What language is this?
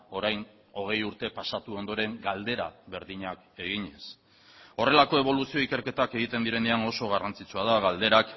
Basque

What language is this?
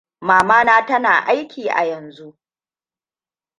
Hausa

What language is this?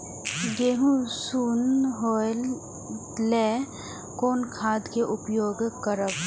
Maithili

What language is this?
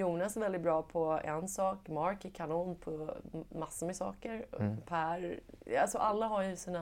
Swedish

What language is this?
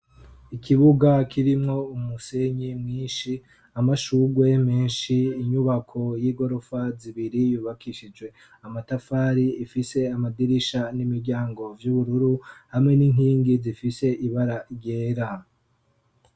Rundi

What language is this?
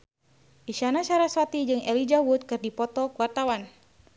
Sundanese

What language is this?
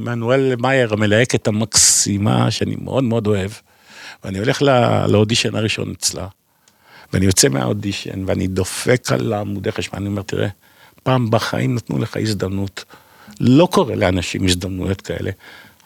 Hebrew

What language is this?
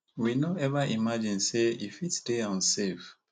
Nigerian Pidgin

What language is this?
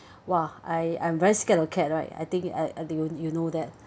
English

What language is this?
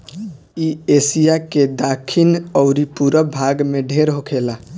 Bhojpuri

